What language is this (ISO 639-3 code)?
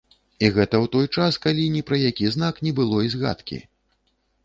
bel